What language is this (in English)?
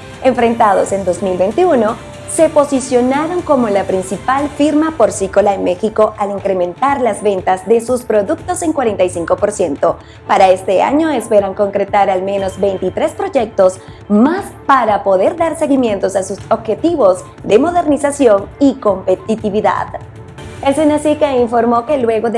Spanish